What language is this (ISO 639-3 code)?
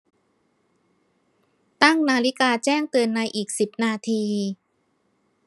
tha